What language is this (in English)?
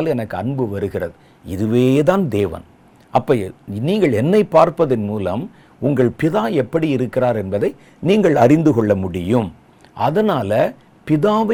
Tamil